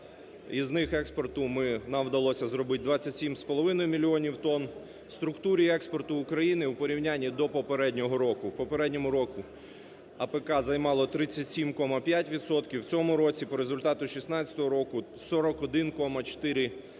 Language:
Ukrainian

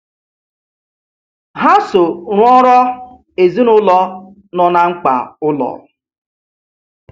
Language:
Igbo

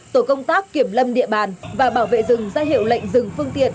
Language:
Vietnamese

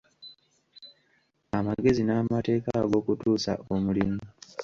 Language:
Ganda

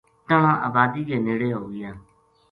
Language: Gujari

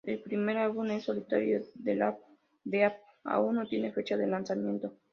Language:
Spanish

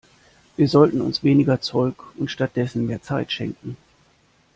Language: German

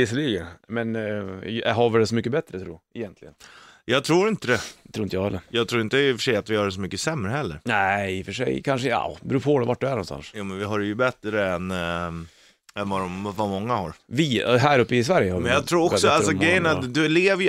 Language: Swedish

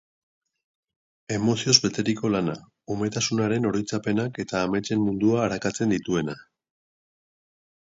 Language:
Basque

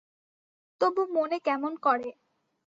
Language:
Bangla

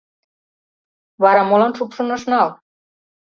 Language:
Mari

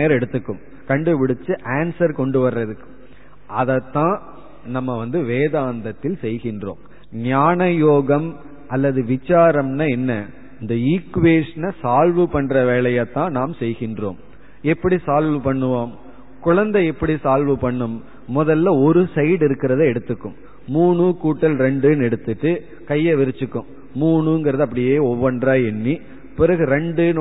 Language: Tamil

